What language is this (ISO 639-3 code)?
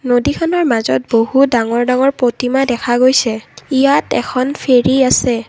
asm